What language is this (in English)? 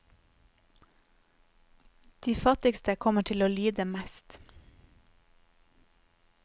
Norwegian